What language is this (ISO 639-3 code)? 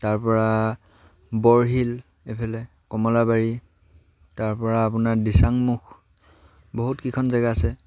asm